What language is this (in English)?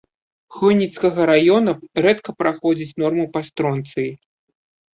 Belarusian